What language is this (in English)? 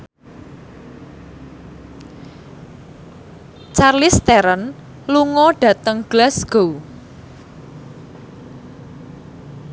Javanese